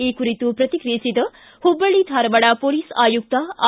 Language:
Kannada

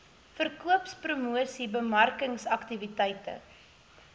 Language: Afrikaans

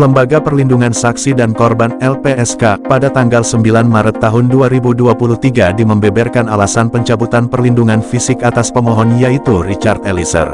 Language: Indonesian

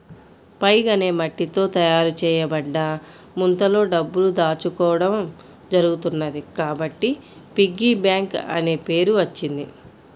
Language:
Telugu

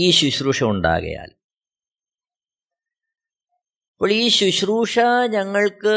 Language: Malayalam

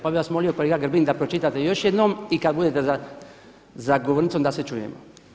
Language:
Croatian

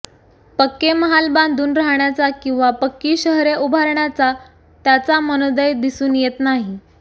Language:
Marathi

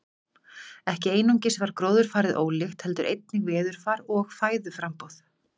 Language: Icelandic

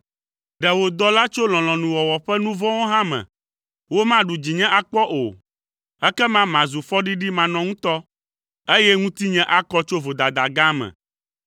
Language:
Ewe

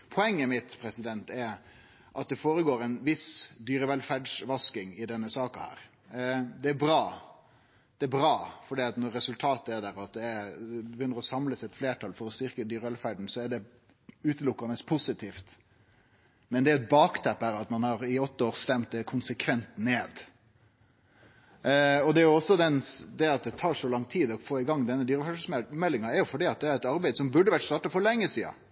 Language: Norwegian Nynorsk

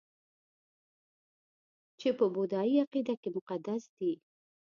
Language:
Pashto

